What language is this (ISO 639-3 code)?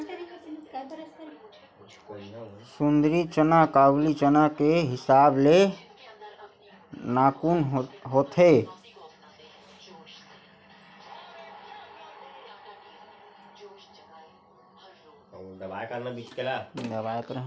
hne